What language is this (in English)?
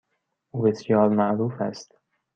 Persian